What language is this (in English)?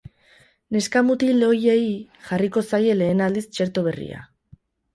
Basque